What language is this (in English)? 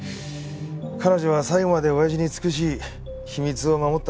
Japanese